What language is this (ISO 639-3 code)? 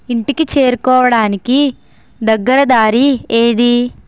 tel